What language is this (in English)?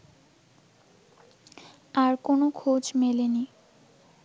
Bangla